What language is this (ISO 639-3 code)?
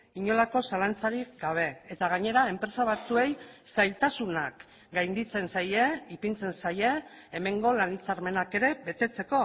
eus